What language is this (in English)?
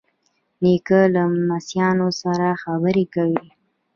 Pashto